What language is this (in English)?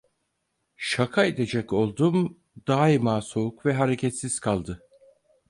Turkish